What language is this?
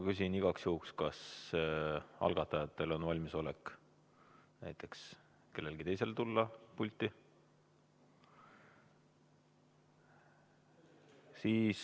Estonian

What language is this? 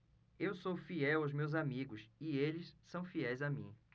Portuguese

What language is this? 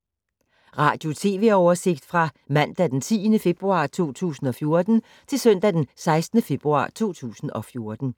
Danish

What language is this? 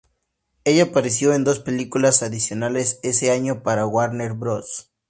Spanish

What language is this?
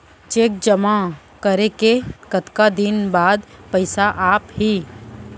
Chhattisgarhi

